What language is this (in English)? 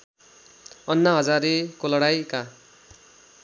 Nepali